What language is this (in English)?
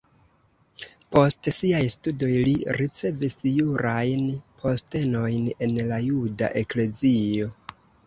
Esperanto